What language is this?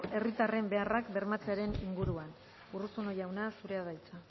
Basque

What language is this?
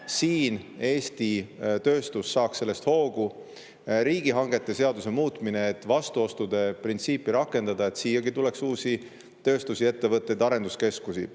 Estonian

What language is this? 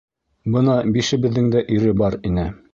Bashkir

